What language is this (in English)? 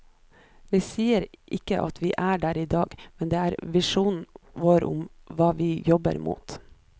Norwegian